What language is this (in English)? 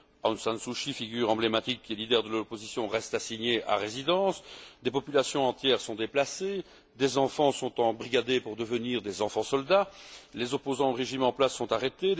French